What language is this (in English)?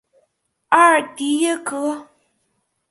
Chinese